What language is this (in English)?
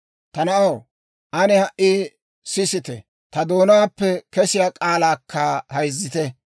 Dawro